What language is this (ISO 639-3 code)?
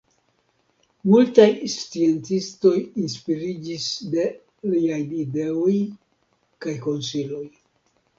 epo